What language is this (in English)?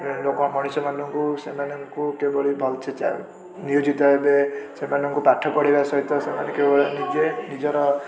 Odia